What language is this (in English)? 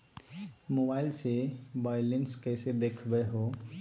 Magahi